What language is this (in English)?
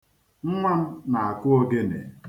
Igbo